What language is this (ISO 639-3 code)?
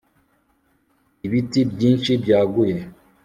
kin